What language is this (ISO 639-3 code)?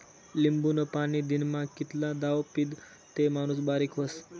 mar